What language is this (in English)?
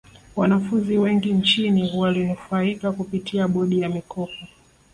Swahili